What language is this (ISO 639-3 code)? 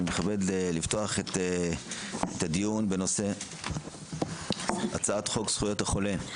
heb